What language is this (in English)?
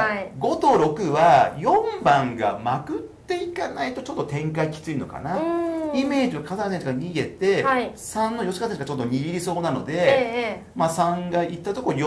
Japanese